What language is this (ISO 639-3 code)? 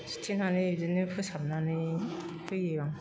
brx